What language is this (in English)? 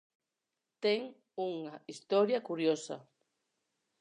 Galician